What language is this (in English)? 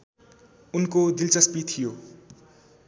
Nepali